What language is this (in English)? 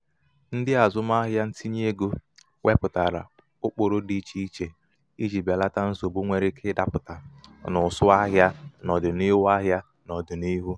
Igbo